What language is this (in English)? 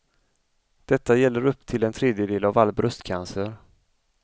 Swedish